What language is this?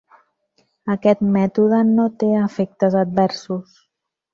Catalan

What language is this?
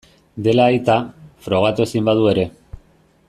Basque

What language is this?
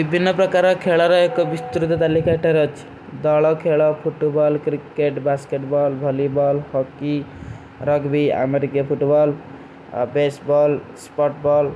Kui (India)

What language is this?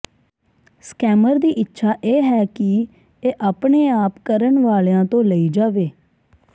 Punjabi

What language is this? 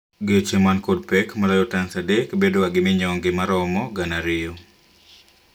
Luo (Kenya and Tanzania)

